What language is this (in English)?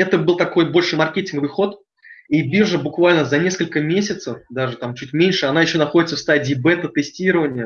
Russian